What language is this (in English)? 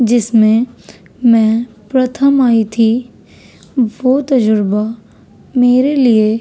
Urdu